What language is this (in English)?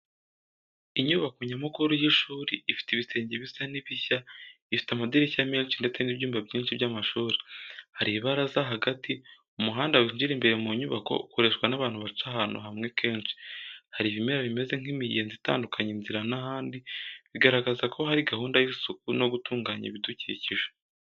Kinyarwanda